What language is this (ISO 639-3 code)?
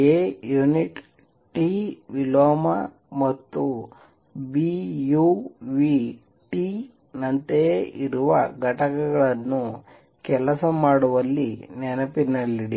kan